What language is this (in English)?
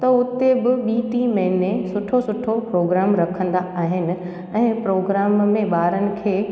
Sindhi